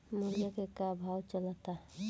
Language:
Bhojpuri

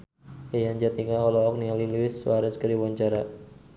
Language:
Sundanese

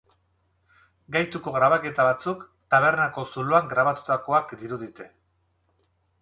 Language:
Basque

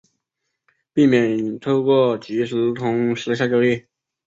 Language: Chinese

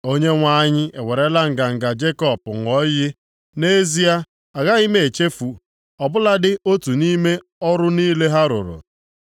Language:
Igbo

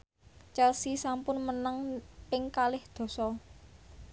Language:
Javanese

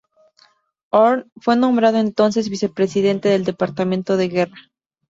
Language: Spanish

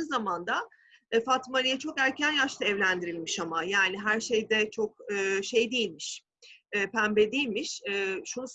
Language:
Turkish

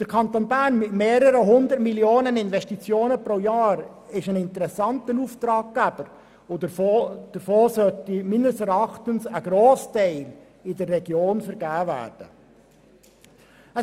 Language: Swiss German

